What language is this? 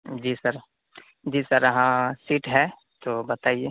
Urdu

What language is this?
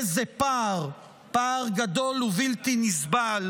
Hebrew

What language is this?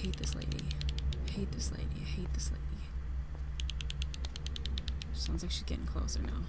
English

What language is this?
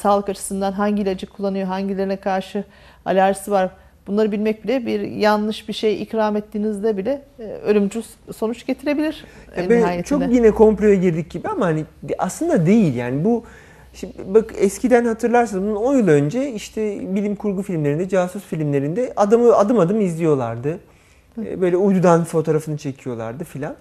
Turkish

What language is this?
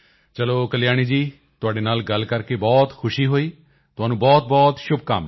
Punjabi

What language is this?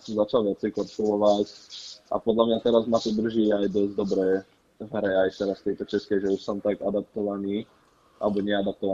Czech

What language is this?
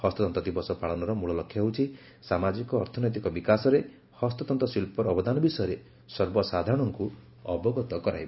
Odia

